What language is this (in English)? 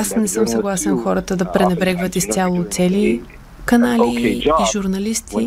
Bulgarian